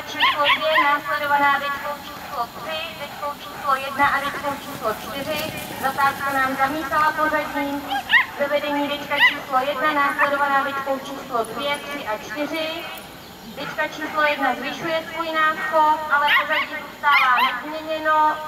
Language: Czech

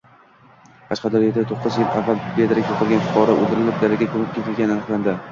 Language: Uzbek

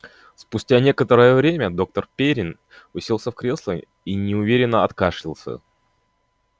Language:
Russian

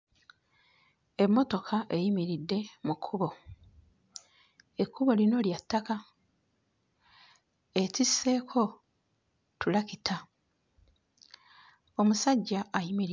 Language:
Ganda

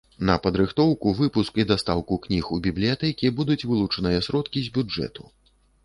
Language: Belarusian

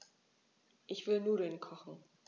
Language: German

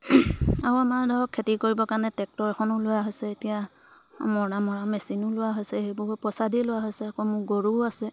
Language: Assamese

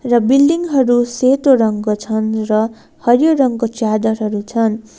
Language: Nepali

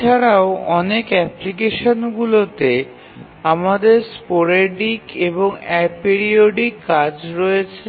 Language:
Bangla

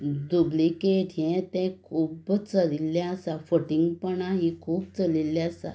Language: Konkani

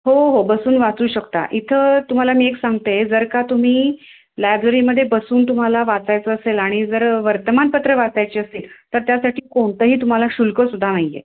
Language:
Marathi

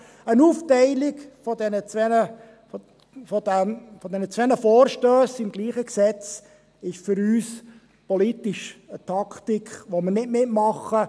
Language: Swiss German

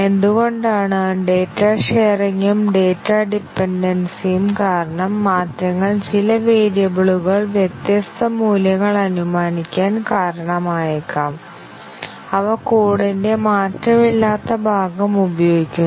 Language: Malayalam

